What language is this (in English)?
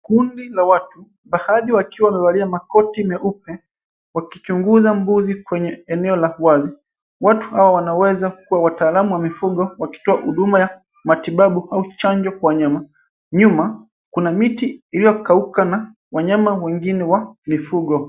Swahili